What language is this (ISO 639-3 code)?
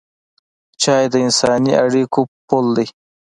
pus